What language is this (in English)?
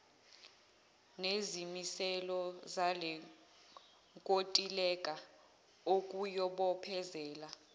Zulu